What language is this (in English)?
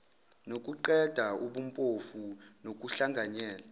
Zulu